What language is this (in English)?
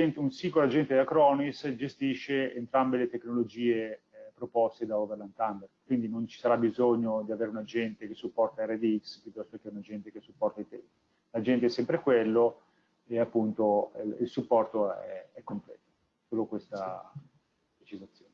Italian